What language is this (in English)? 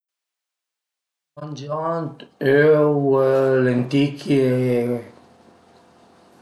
Piedmontese